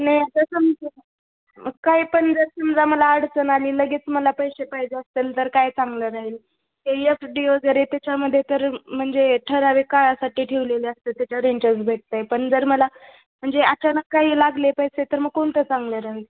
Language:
Marathi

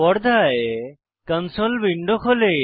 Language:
Bangla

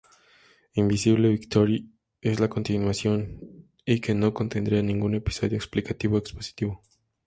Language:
Spanish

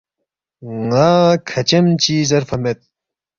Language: Balti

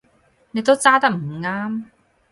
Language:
Cantonese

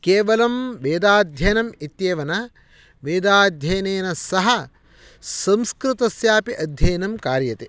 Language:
Sanskrit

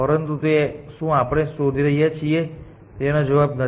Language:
Gujarati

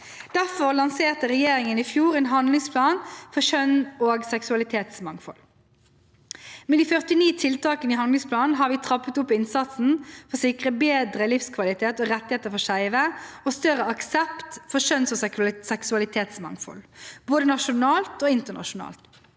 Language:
Norwegian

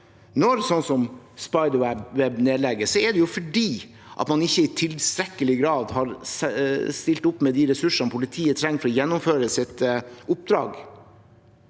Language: Norwegian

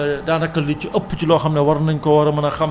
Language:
Wolof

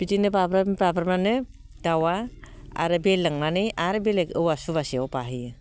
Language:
Bodo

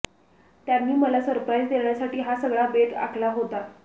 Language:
Marathi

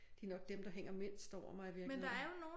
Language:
Danish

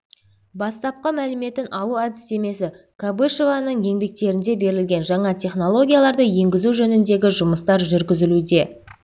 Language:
Kazakh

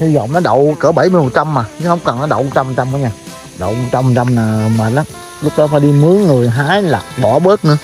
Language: Vietnamese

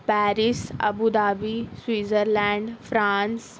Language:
Urdu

